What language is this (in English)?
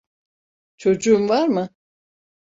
Turkish